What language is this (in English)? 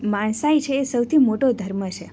Gujarati